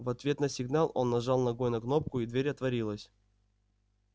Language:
Russian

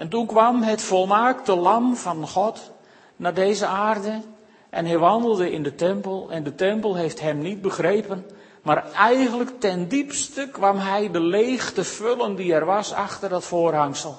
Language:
Dutch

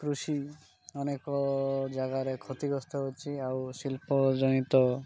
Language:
Odia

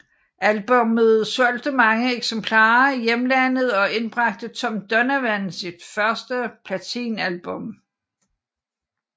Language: Danish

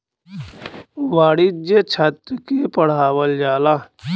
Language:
Bhojpuri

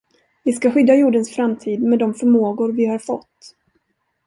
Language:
Swedish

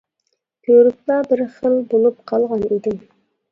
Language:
Uyghur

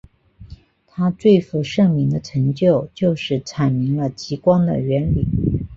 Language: Chinese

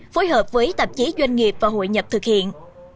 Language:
Vietnamese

